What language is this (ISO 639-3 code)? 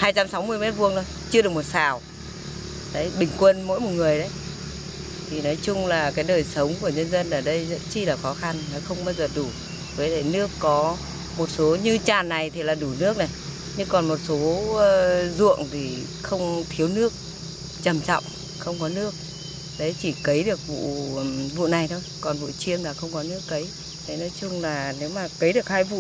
vie